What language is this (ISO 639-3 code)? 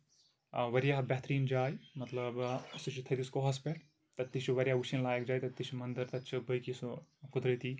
kas